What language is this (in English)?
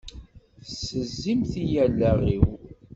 Kabyle